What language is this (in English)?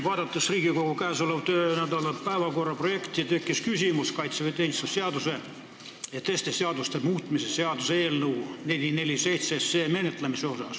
Estonian